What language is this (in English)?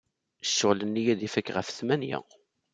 Kabyle